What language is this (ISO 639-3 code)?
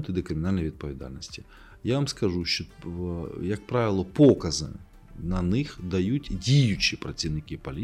ukr